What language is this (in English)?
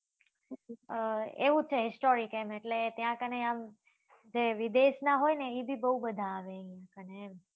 Gujarati